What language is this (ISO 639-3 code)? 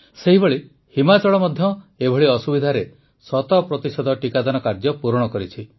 ori